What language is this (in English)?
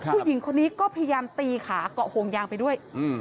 Thai